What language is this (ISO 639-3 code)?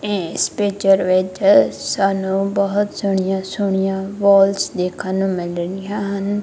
pan